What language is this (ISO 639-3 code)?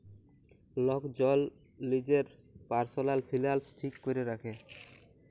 ben